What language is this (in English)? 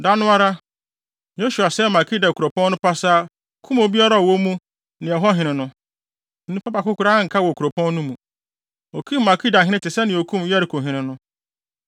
Akan